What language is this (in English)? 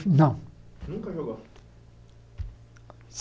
Portuguese